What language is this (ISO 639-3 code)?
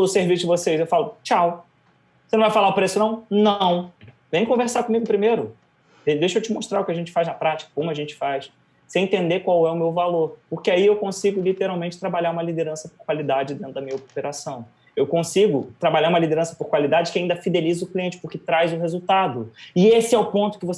por